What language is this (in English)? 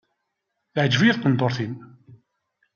Kabyle